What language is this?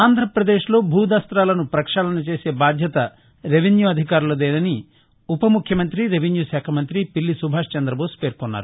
Telugu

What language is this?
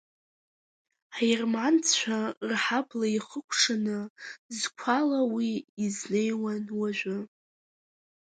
Abkhazian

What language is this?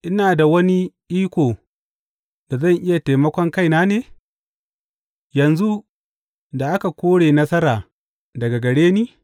Hausa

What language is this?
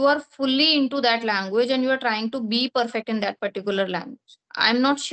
English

